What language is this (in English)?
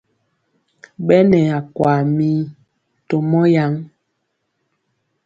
Mpiemo